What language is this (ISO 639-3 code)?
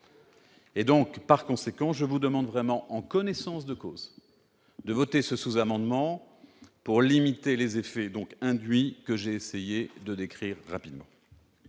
fra